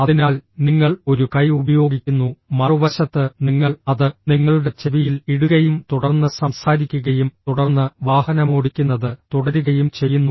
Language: Malayalam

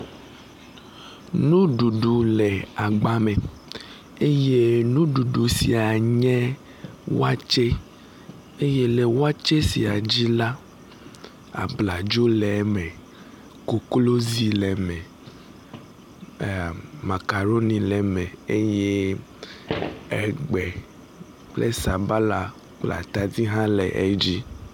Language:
Ewe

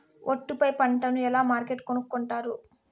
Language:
Telugu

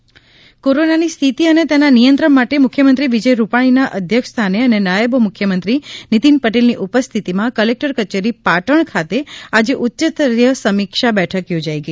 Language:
Gujarati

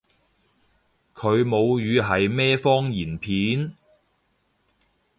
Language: Cantonese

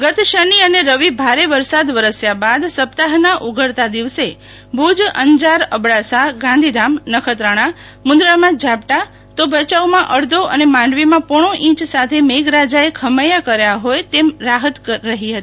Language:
Gujarati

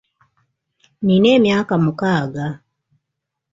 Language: Ganda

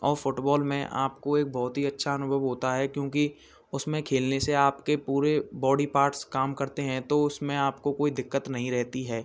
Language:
Hindi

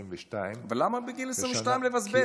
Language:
Hebrew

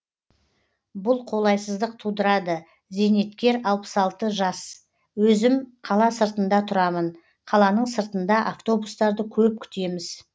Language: Kazakh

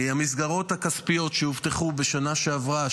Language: Hebrew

